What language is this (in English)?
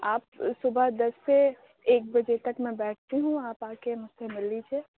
Urdu